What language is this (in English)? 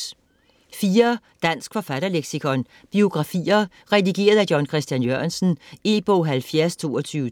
Danish